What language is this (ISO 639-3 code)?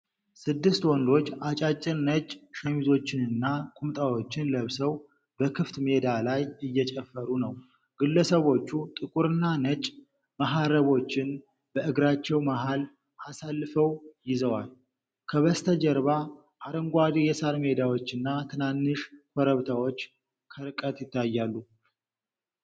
amh